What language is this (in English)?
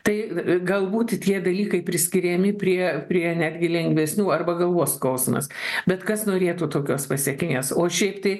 Lithuanian